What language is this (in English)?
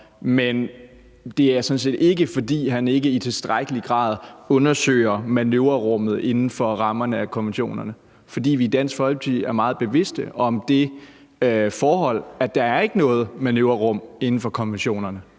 Danish